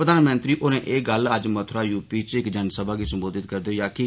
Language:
Dogri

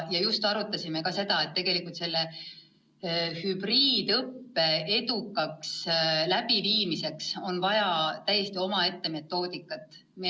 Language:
Estonian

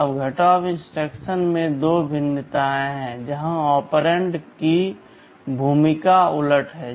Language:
Hindi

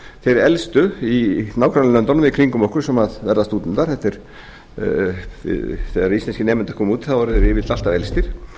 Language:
Icelandic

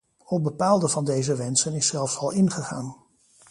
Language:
Dutch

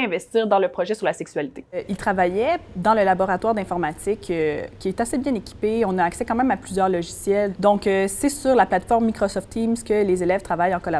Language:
French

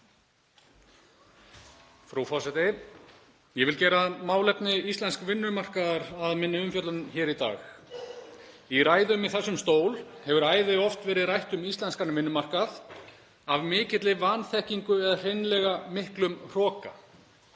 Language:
Icelandic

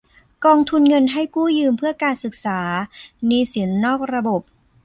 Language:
Thai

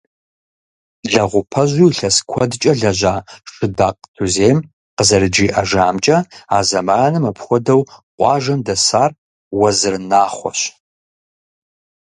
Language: Kabardian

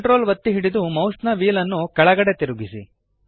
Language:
Kannada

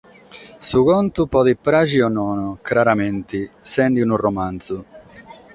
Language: Sardinian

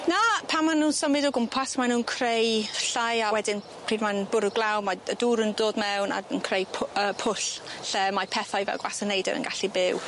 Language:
Welsh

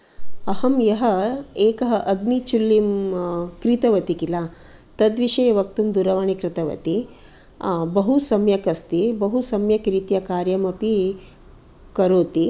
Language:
Sanskrit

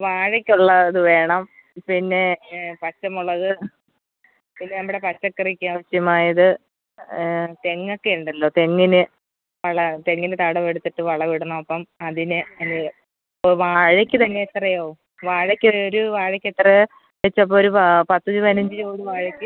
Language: Malayalam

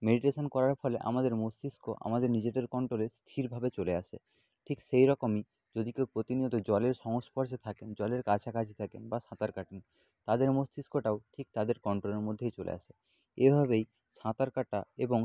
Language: Bangla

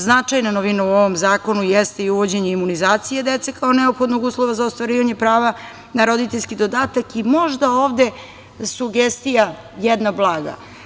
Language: Serbian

